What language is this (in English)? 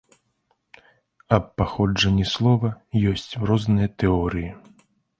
Belarusian